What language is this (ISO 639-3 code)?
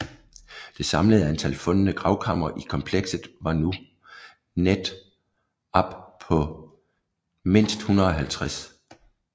dan